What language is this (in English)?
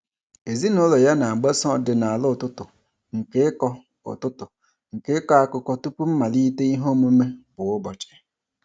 Igbo